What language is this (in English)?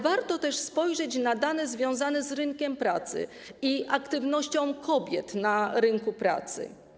Polish